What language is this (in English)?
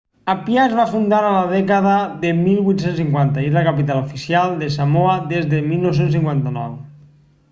Catalan